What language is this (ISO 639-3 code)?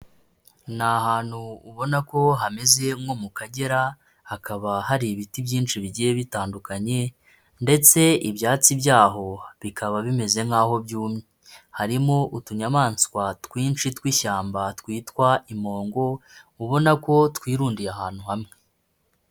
kin